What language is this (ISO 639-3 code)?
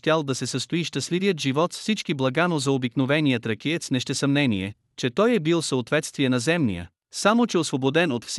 bul